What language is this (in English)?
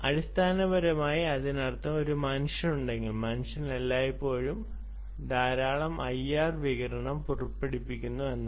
Malayalam